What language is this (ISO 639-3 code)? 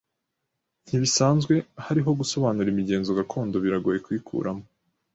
kin